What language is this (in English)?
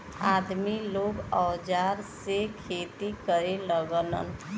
Bhojpuri